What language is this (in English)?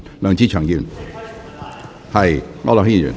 Cantonese